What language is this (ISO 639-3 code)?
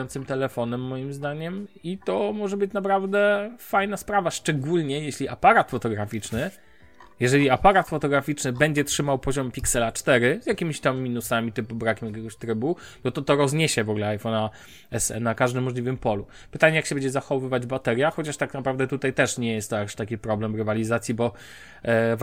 pol